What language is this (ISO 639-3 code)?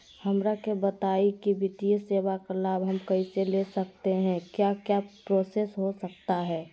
mag